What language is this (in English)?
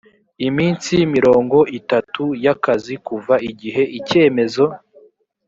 Kinyarwanda